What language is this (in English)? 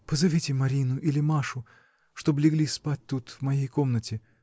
Russian